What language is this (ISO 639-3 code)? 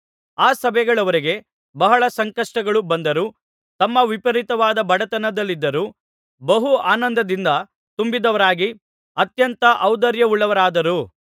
kan